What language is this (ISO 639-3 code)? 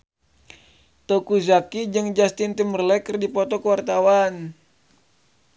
sun